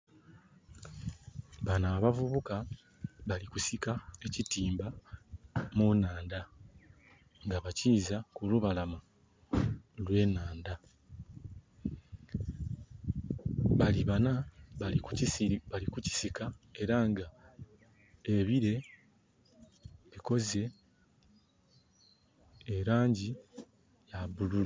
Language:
Soga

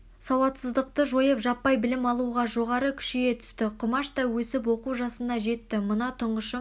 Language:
Kazakh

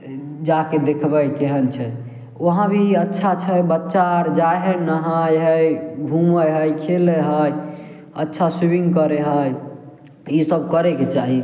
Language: Maithili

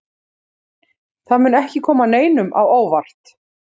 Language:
Icelandic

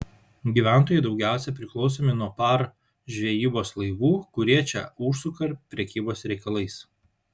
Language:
Lithuanian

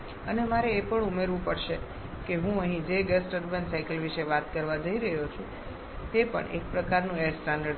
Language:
Gujarati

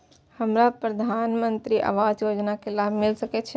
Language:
Maithili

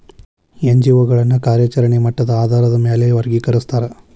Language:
Kannada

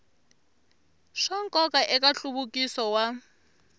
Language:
Tsonga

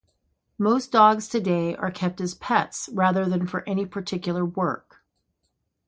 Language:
English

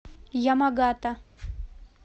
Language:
Russian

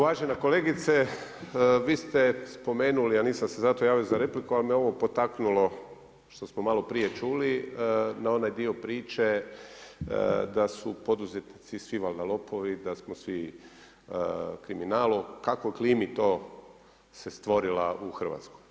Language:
Croatian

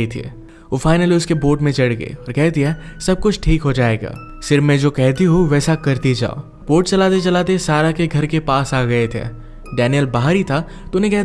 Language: Hindi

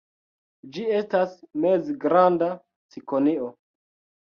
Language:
Esperanto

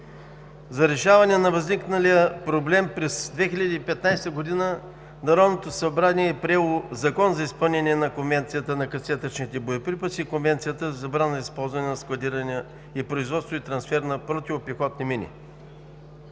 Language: Bulgarian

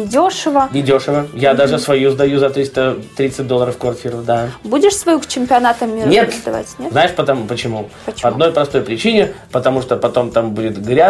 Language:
Russian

